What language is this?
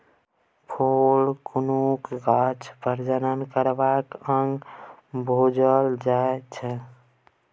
Maithili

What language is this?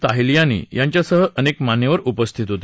Marathi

